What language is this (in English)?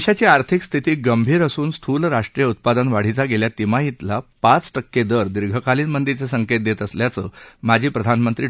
Marathi